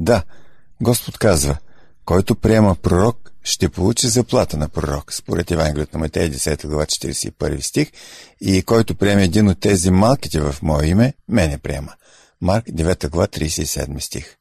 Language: Bulgarian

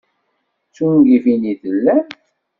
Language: Kabyle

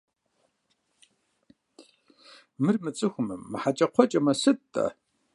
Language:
Kabardian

